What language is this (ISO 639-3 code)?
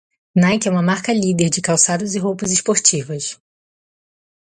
por